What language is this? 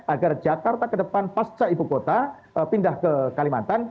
Indonesian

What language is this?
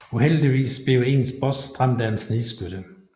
Danish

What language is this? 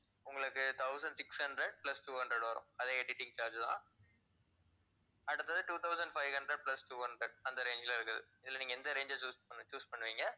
Tamil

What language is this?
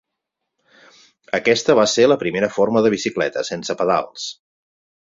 Catalan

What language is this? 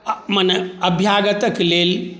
Maithili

